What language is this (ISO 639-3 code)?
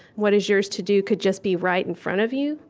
eng